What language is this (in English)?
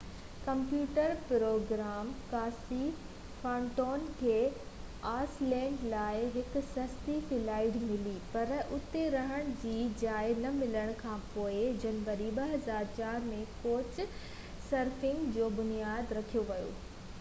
Sindhi